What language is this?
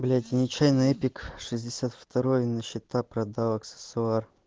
Russian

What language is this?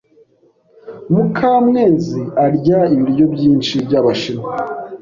Kinyarwanda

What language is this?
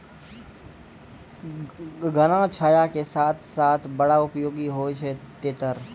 Maithili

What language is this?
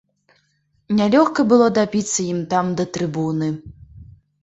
Belarusian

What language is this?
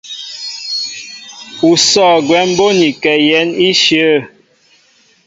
Mbo (Cameroon)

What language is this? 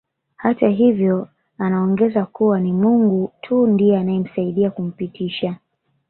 Swahili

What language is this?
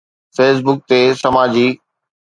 Sindhi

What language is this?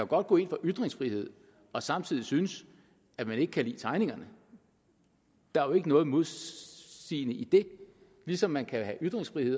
Danish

